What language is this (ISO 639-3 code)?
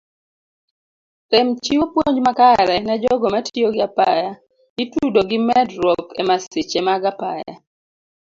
luo